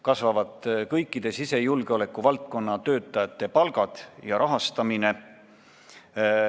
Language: Estonian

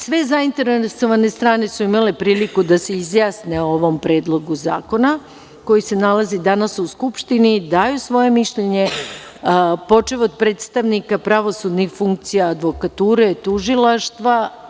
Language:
Serbian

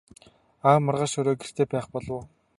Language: Mongolian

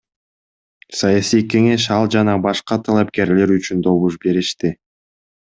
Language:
Kyrgyz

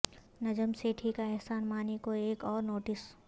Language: Urdu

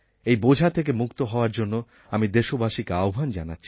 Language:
Bangla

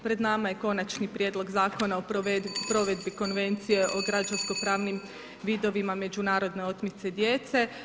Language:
Croatian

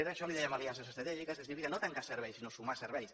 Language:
Catalan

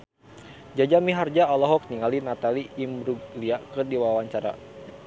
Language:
Sundanese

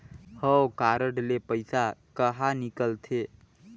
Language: Chhattisgarhi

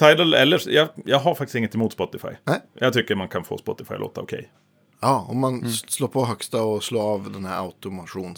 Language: Swedish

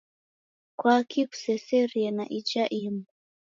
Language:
Taita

